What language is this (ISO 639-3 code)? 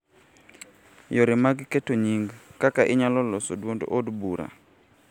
luo